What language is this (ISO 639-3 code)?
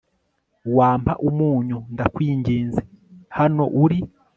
kin